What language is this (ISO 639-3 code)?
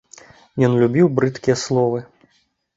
bel